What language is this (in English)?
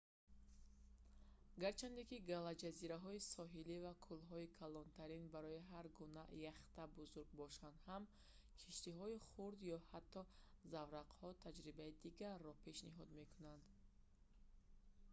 Tajik